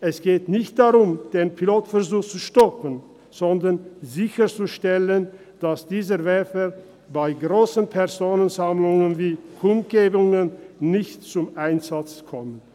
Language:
Swiss German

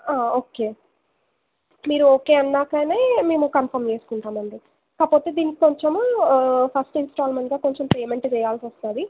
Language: Telugu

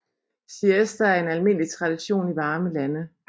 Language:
Danish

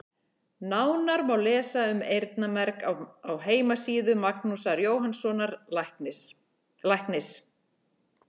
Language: Icelandic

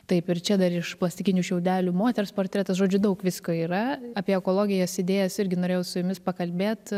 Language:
Lithuanian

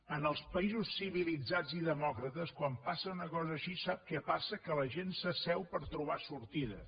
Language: Catalan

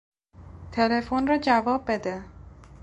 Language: Persian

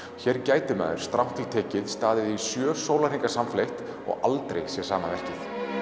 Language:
Icelandic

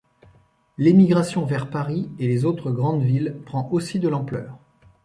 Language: French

